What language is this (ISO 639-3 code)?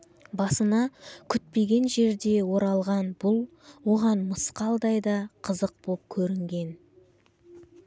kaz